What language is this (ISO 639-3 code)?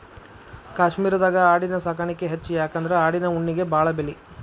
kan